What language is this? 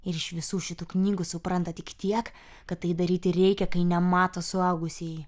Lithuanian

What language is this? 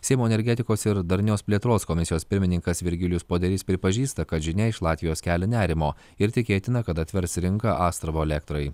Lithuanian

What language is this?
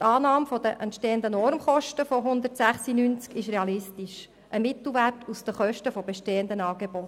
Swiss German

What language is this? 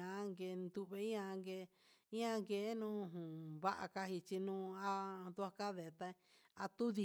Huitepec Mixtec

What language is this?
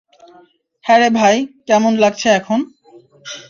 Bangla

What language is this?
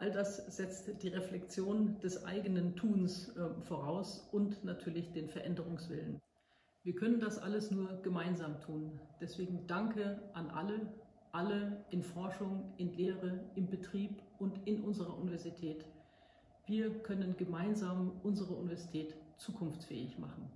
German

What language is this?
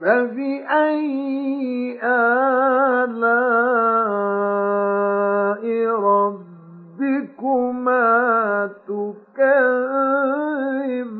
Arabic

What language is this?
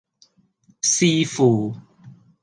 Cantonese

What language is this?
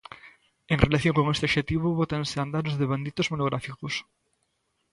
Galician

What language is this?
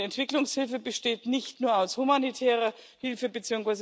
German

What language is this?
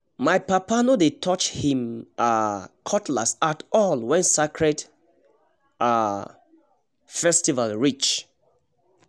Nigerian Pidgin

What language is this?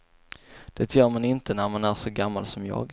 Swedish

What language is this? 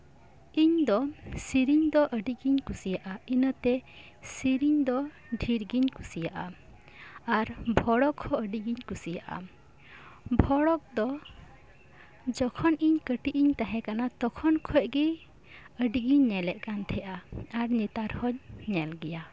Santali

